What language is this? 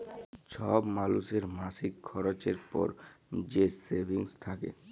Bangla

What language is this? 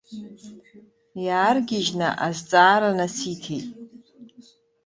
Abkhazian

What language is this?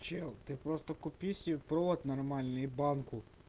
Russian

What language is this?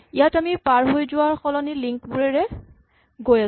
Assamese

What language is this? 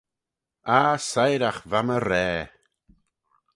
Manx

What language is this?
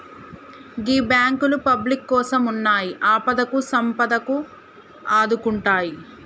Telugu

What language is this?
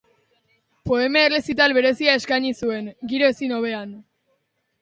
Basque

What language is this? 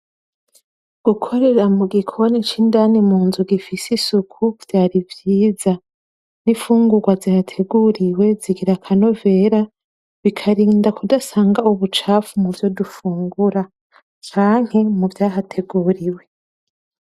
Rundi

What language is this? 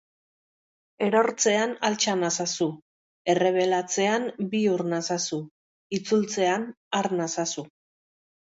Basque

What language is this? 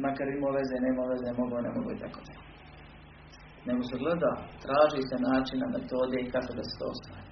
Croatian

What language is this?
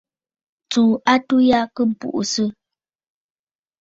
Bafut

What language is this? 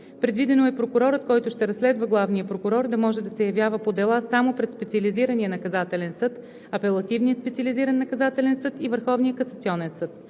Bulgarian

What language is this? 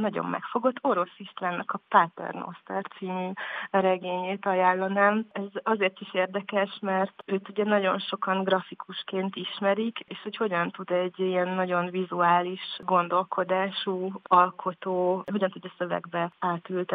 Hungarian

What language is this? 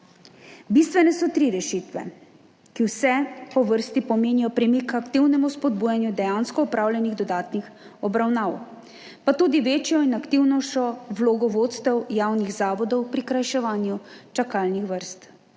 Slovenian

